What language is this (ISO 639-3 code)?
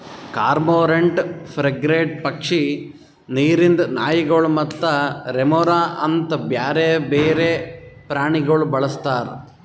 kan